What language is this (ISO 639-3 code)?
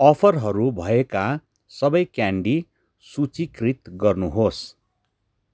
nep